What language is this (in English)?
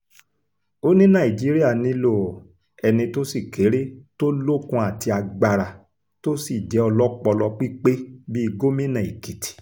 Yoruba